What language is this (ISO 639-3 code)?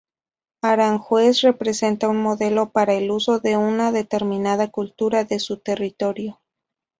spa